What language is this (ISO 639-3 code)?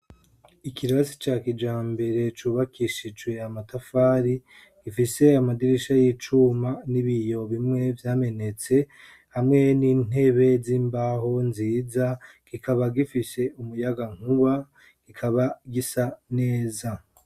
run